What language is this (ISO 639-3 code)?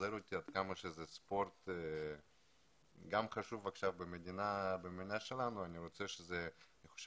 heb